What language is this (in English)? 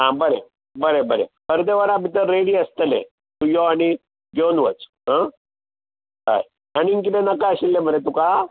Konkani